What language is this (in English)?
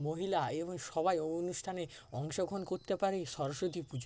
Bangla